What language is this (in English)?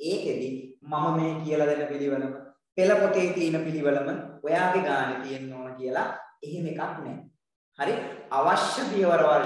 Indonesian